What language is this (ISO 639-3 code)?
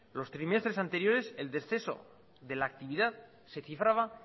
spa